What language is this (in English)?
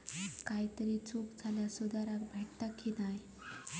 Marathi